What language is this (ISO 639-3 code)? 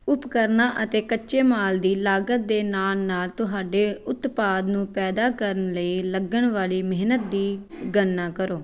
pan